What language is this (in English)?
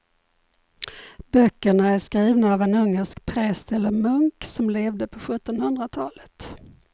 Swedish